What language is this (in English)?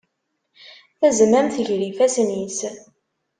Kabyle